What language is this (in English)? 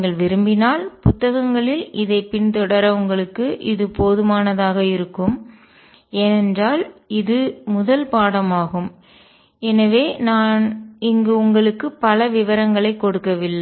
Tamil